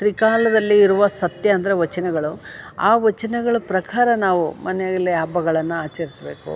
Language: Kannada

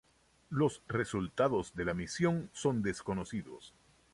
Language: Spanish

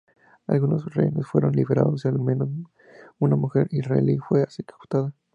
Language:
Spanish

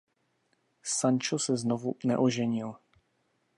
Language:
Czech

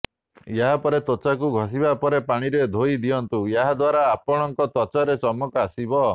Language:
Odia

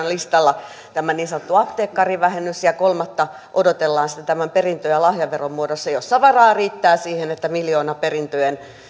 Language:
Finnish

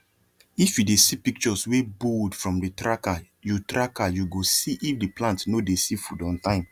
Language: Nigerian Pidgin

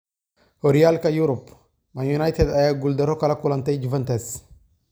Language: Somali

